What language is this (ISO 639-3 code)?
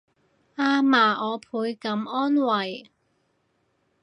yue